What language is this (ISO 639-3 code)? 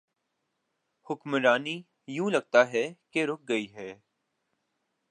urd